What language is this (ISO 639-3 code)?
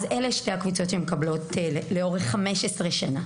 heb